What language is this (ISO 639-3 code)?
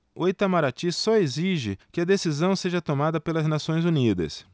por